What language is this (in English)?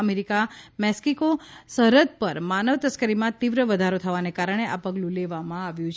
Gujarati